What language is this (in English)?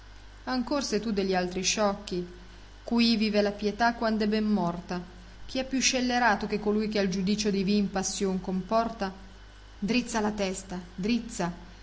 Italian